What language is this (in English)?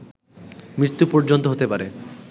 Bangla